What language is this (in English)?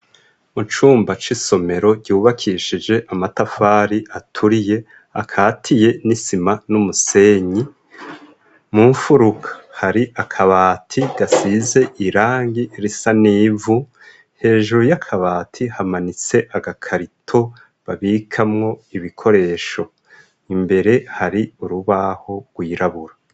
Rundi